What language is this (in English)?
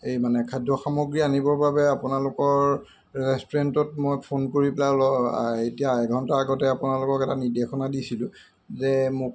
Assamese